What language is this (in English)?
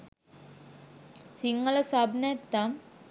Sinhala